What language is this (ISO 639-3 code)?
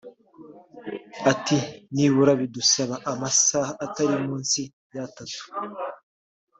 kin